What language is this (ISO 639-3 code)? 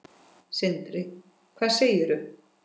isl